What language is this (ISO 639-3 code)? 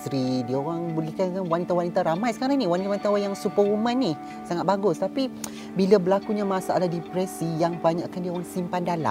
msa